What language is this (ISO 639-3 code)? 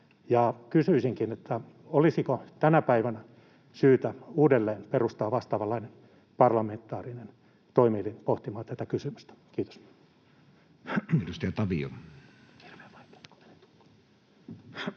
fin